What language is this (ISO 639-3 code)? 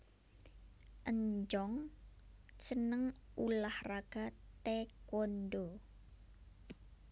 jav